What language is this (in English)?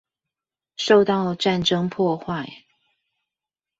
Chinese